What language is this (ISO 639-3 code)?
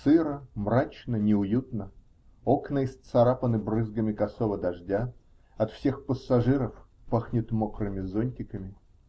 rus